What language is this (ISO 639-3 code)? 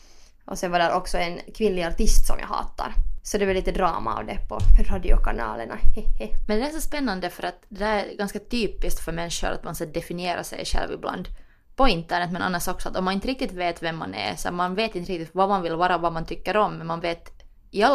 swe